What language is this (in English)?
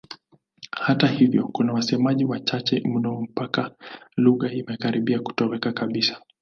Swahili